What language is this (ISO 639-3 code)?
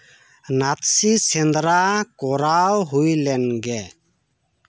sat